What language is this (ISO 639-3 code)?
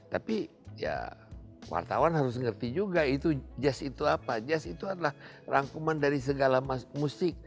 ind